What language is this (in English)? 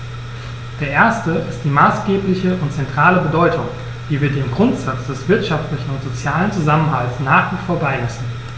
German